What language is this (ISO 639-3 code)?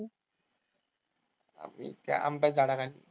mar